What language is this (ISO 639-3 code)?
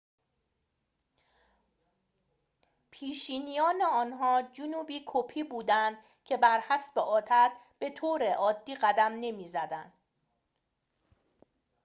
fas